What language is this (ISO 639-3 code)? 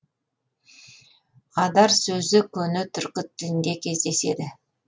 kaz